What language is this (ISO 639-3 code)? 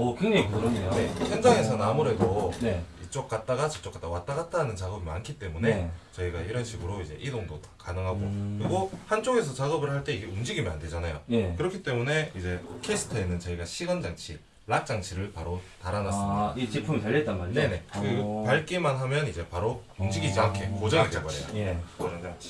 kor